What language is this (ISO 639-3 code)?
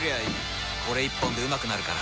jpn